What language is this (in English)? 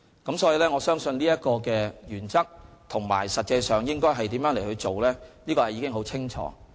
Cantonese